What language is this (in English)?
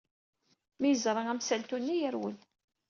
Kabyle